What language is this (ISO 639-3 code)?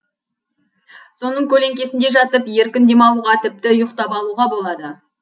kaz